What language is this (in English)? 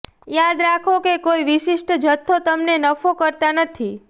Gujarati